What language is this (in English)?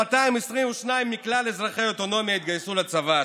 Hebrew